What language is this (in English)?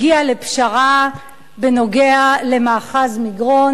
Hebrew